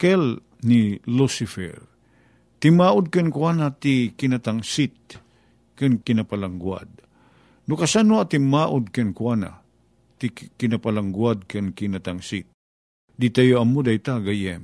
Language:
Filipino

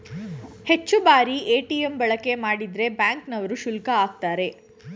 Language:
Kannada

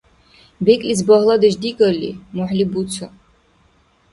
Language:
Dargwa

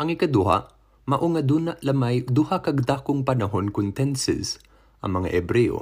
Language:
Filipino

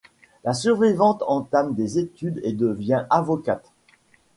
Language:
French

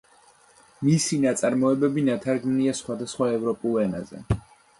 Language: Georgian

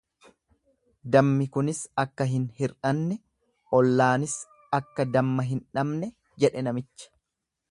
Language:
Oromo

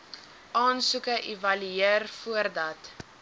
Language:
Afrikaans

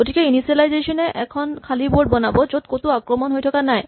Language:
Assamese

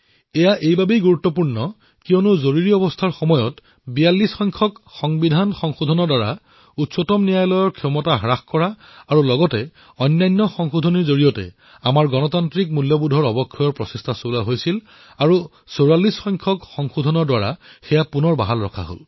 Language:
Assamese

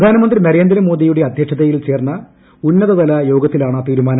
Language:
Malayalam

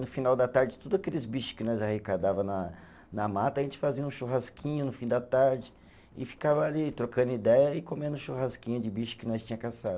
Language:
Portuguese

